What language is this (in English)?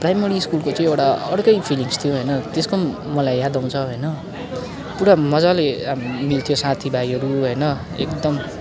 Nepali